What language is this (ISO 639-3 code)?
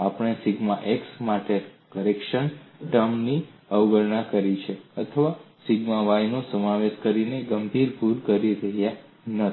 guj